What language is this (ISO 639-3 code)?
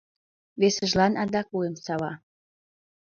chm